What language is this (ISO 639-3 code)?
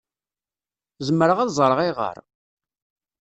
kab